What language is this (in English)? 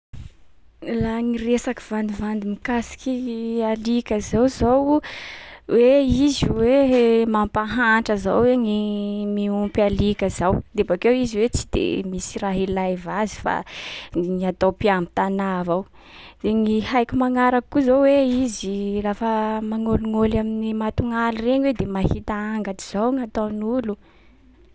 Sakalava Malagasy